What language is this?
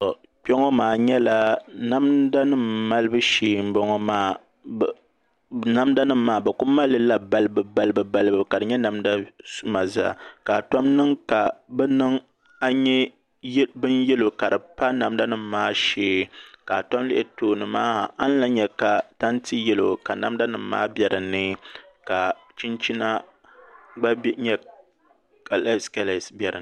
Dagbani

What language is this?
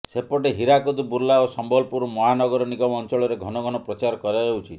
Odia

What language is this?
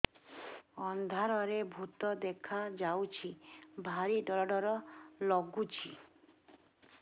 Odia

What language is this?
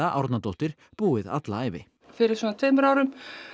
Icelandic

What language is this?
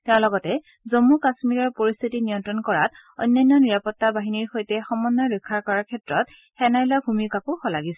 Assamese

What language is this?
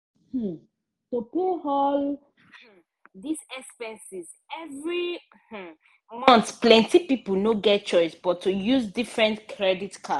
Nigerian Pidgin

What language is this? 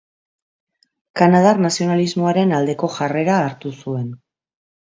Basque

